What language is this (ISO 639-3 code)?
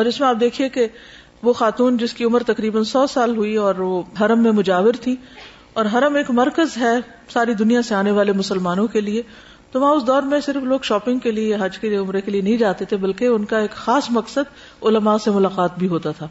urd